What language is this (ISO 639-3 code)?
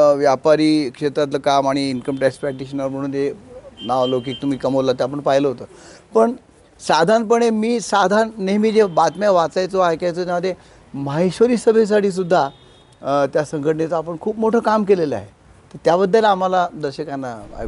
mar